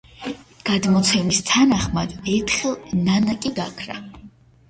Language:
Georgian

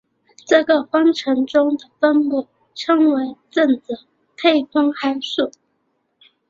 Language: Chinese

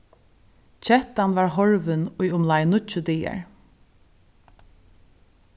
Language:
Faroese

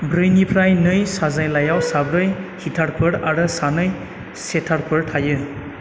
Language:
Bodo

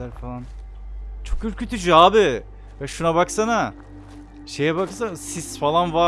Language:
Turkish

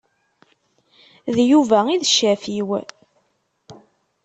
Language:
Kabyle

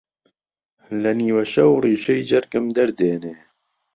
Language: Central Kurdish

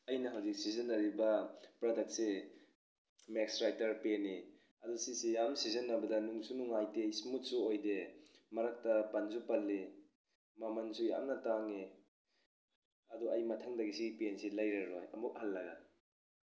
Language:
Manipuri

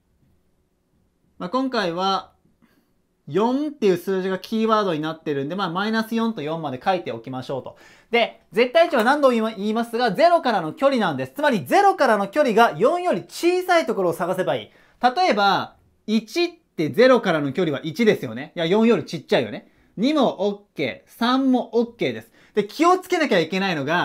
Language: Japanese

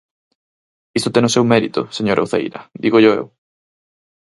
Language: Galician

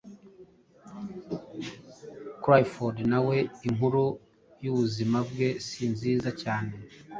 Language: Kinyarwanda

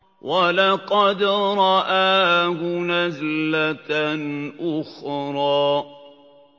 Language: Arabic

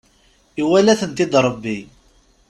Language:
Kabyle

